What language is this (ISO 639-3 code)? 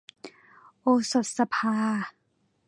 tha